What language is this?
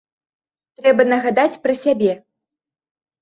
Belarusian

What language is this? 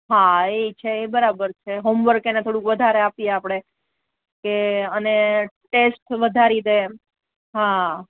Gujarati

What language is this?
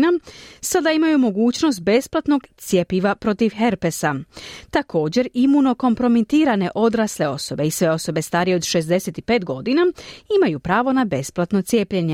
Croatian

